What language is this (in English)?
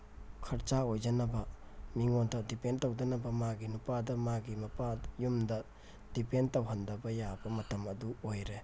Manipuri